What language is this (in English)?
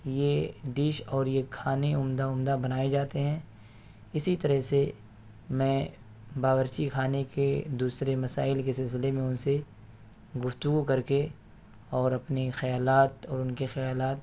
Urdu